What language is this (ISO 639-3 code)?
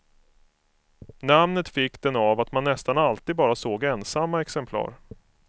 swe